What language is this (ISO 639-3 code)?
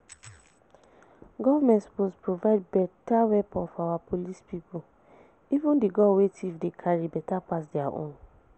pcm